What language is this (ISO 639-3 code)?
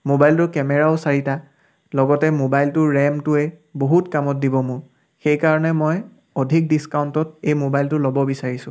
asm